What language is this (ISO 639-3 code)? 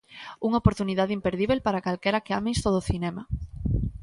glg